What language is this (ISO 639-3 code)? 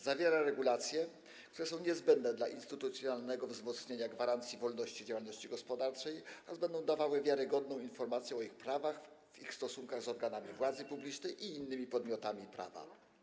pol